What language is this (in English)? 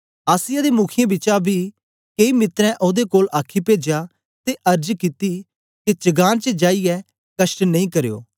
Dogri